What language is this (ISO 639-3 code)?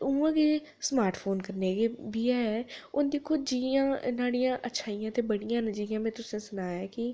doi